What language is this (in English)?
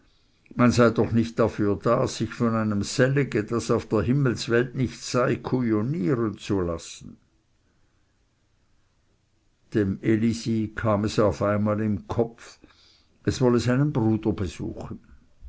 German